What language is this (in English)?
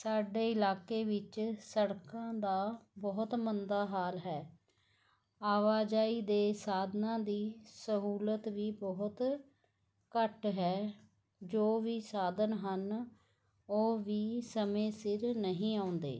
Punjabi